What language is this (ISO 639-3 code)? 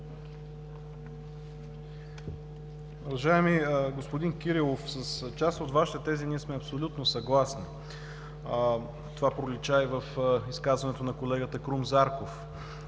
bul